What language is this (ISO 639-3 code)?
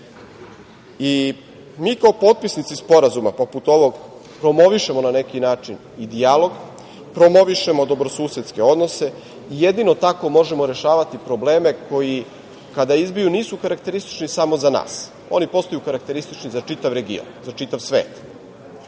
srp